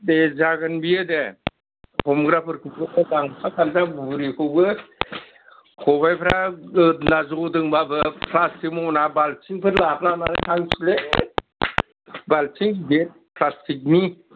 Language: Bodo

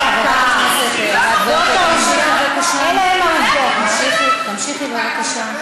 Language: Hebrew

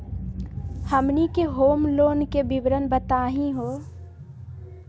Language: Magahi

